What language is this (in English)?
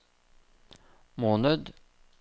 Norwegian